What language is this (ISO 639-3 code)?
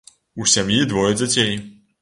bel